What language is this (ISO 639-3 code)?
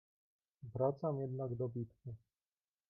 pol